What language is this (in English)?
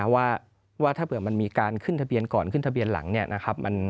Thai